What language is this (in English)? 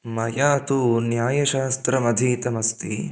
Sanskrit